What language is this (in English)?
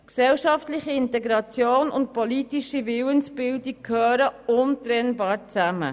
Swiss German